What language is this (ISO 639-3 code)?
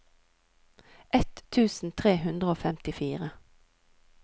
nor